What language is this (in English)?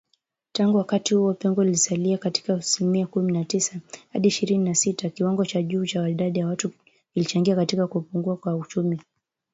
Swahili